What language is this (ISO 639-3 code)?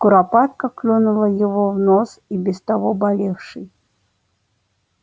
rus